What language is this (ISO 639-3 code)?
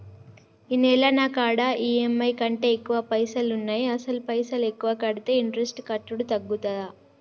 tel